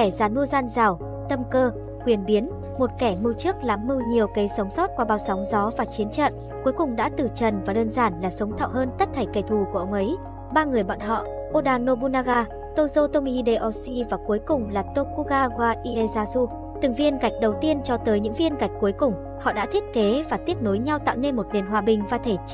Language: Vietnamese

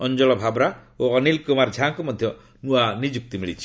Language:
Odia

